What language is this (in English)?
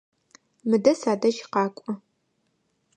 Adyghe